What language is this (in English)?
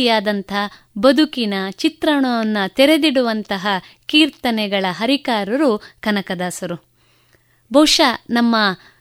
Kannada